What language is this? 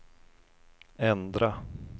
Swedish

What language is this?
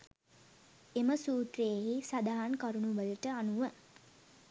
Sinhala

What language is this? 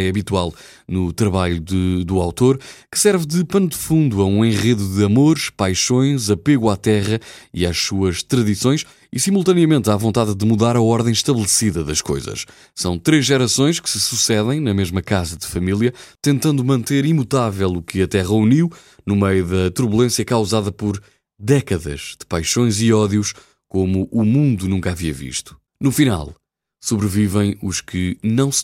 Portuguese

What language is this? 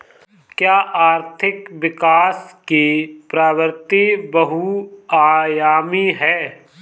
Hindi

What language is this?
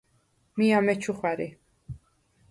Svan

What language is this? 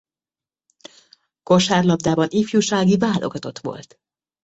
Hungarian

